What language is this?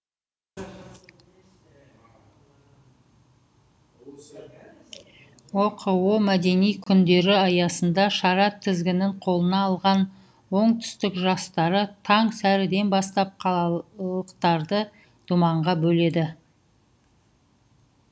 Kazakh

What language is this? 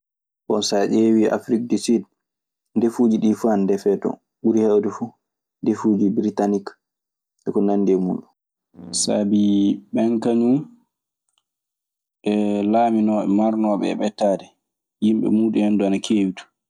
Maasina Fulfulde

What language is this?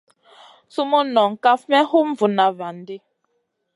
Masana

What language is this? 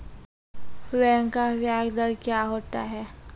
Maithili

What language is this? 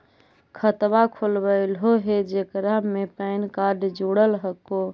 Magahi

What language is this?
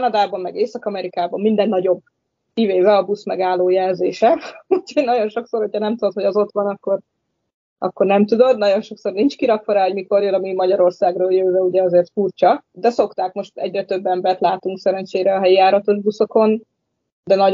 Hungarian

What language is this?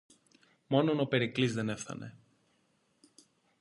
Greek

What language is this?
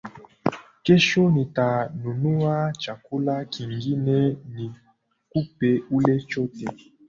Swahili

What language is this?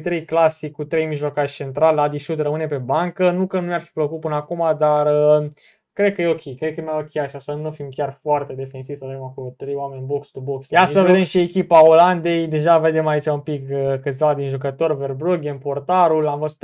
Romanian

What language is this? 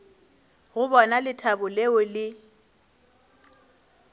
Northern Sotho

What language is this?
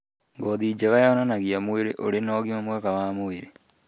Kikuyu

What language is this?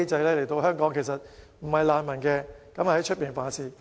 Cantonese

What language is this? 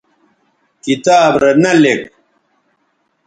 Bateri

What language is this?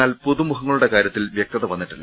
Malayalam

